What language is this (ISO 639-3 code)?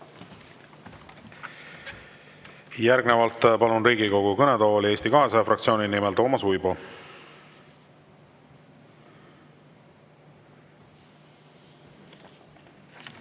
est